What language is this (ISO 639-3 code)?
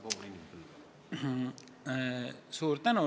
est